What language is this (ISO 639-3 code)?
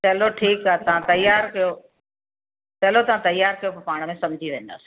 snd